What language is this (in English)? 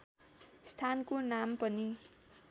Nepali